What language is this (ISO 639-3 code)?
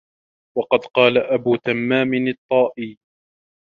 ara